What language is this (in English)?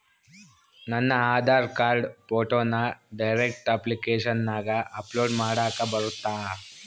Kannada